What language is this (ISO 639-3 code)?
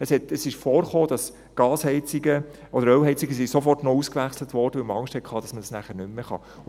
gsw